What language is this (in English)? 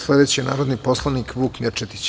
Serbian